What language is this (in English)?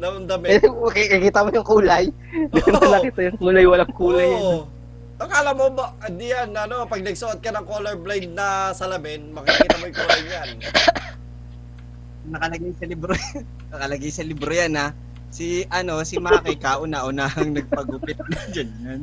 Filipino